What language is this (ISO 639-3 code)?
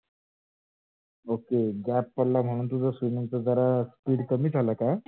mar